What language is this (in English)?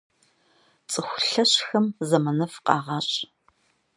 Kabardian